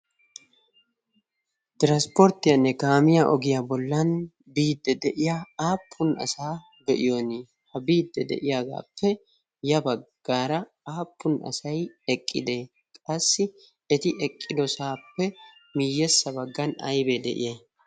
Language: Wolaytta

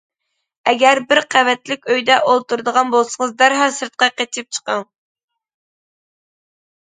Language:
Uyghur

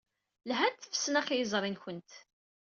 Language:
Kabyle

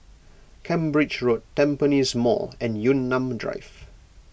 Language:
English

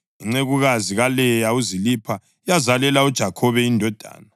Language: North Ndebele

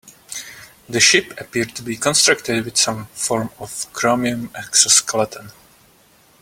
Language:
English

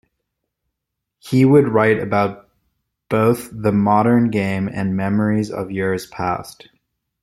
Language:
English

